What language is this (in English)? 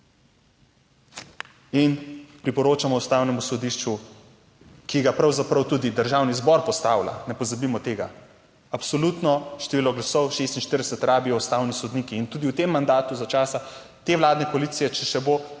Slovenian